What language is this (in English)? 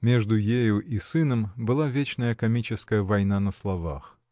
Russian